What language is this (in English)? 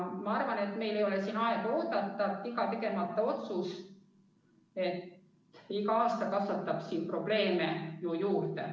Estonian